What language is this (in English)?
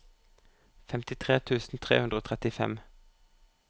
Norwegian